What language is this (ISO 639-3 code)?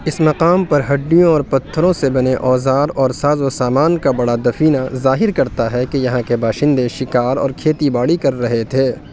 urd